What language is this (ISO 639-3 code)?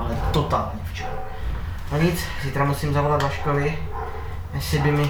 ces